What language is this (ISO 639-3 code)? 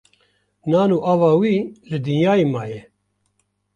kur